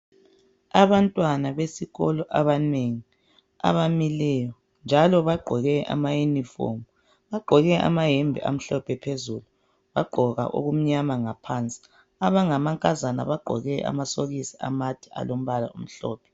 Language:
North Ndebele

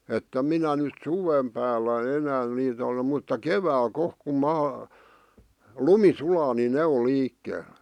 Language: Finnish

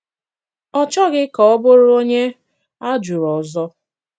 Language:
Igbo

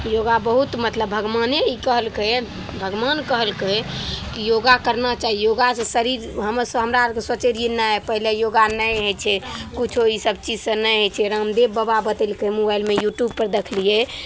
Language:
Maithili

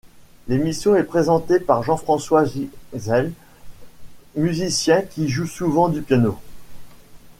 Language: French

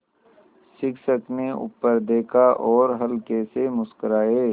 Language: Hindi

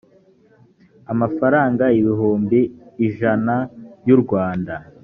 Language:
Kinyarwanda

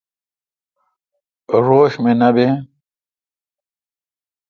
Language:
Kalkoti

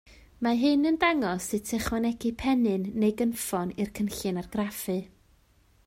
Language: Welsh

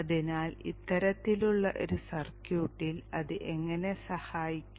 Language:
Malayalam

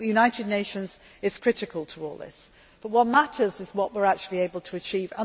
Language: English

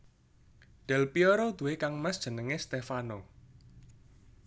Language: Javanese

